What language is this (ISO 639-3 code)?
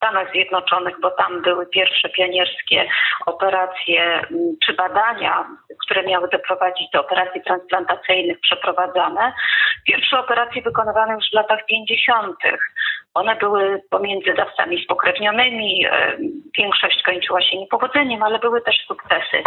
pol